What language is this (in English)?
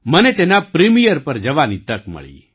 Gujarati